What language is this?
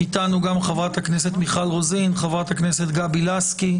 Hebrew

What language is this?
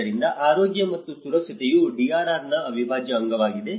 Kannada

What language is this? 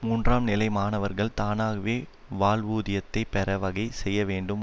Tamil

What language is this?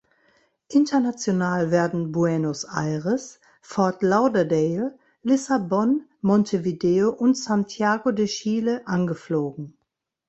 German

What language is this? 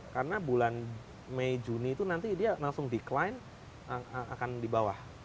Indonesian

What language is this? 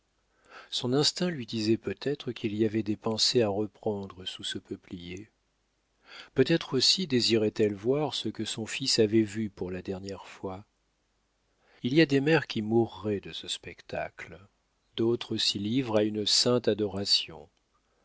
French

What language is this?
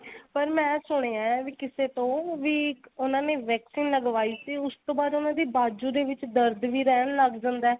Punjabi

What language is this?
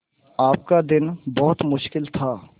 Hindi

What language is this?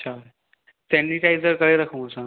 Sindhi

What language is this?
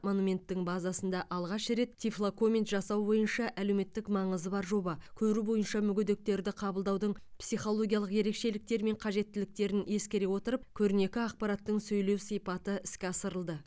Kazakh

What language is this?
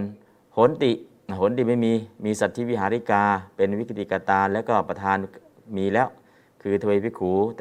Thai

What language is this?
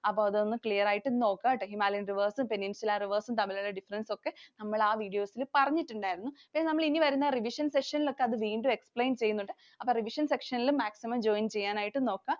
Malayalam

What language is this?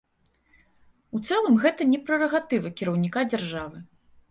Belarusian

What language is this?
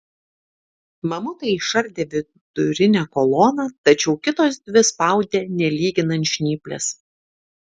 Lithuanian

